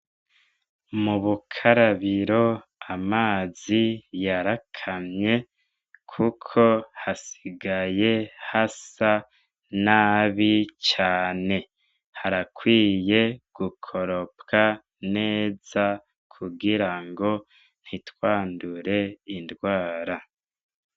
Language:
Rundi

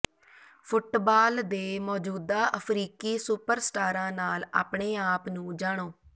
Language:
Punjabi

